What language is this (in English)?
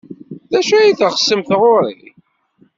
Kabyle